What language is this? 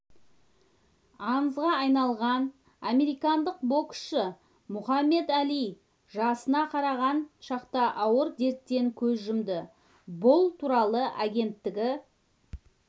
Kazakh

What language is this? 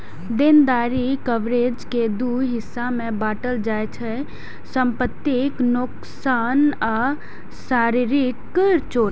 Maithili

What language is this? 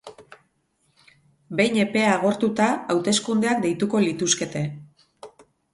Basque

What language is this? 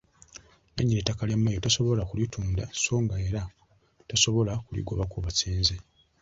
Ganda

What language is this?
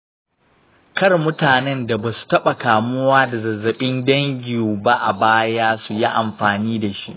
Hausa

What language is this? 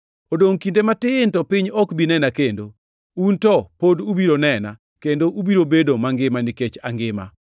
Luo (Kenya and Tanzania)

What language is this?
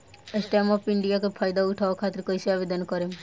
Bhojpuri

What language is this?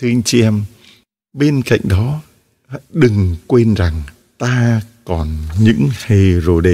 Vietnamese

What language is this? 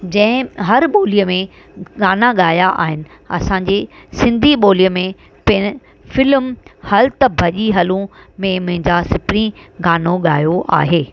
Sindhi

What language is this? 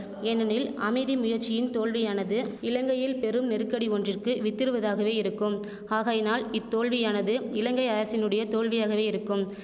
Tamil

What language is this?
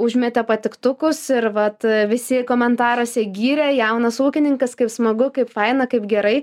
Lithuanian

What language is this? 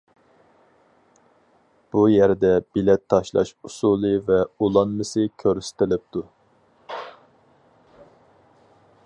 Uyghur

